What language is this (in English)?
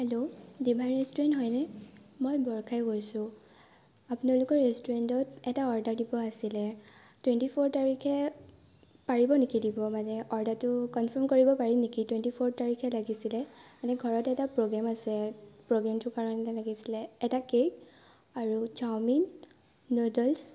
Assamese